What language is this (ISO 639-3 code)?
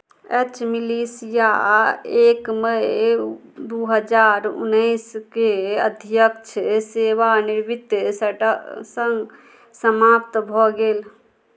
mai